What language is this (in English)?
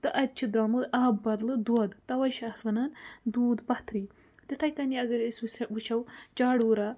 Kashmiri